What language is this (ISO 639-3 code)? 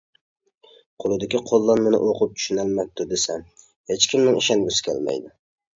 uig